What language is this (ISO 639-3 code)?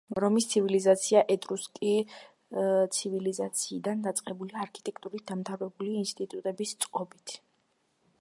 kat